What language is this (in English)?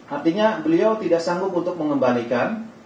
Indonesian